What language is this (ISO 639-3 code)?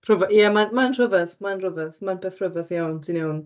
cym